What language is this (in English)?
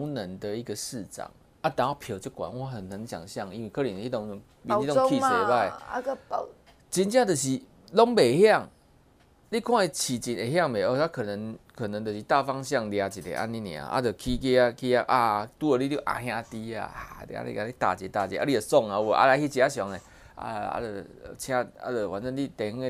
Chinese